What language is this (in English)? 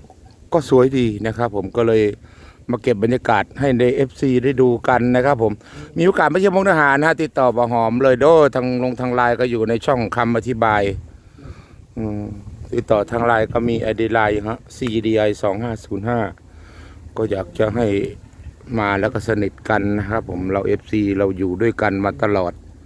Thai